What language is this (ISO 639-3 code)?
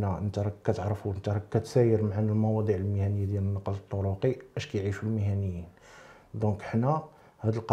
ara